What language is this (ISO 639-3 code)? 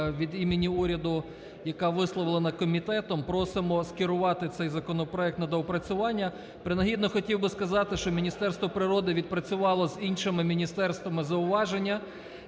ukr